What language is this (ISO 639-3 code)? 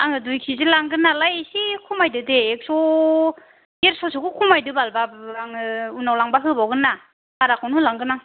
brx